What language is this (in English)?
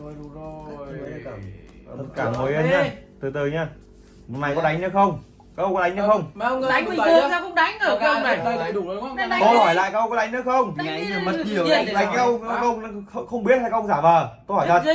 Vietnamese